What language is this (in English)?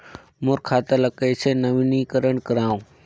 Chhattisgarhi